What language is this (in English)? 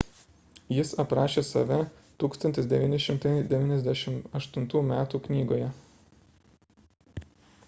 Lithuanian